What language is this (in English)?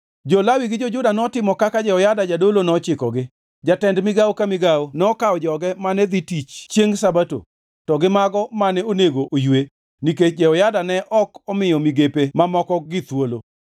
Luo (Kenya and Tanzania)